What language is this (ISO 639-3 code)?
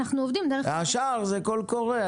heb